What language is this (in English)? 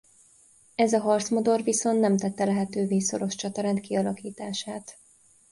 Hungarian